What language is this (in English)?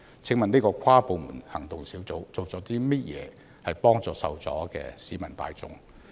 Cantonese